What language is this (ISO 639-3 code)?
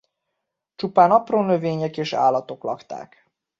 hun